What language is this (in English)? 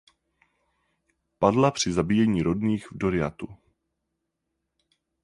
Czech